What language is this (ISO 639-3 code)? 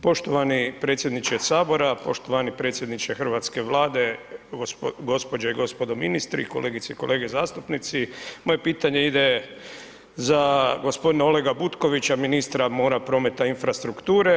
hrv